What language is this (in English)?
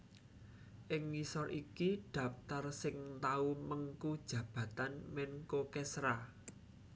Javanese